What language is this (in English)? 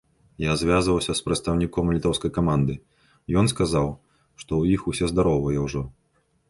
Belarusian